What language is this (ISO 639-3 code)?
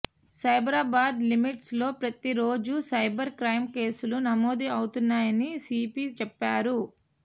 tel